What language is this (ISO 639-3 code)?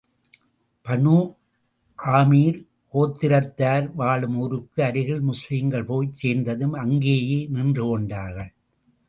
tam